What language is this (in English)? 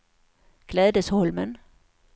Swedish